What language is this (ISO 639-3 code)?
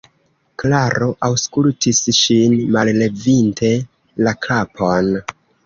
epo